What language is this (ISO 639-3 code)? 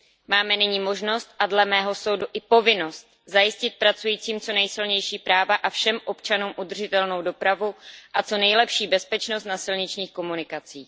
ces